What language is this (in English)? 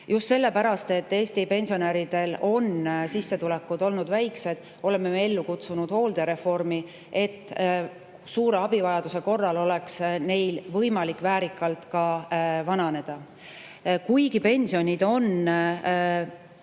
Estonian